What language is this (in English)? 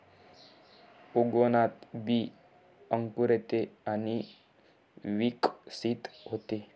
Marathi